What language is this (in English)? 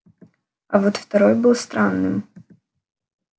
Russian